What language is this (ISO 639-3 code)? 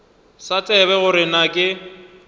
nso